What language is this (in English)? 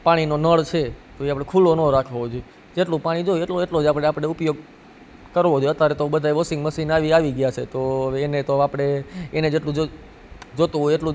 Gujarati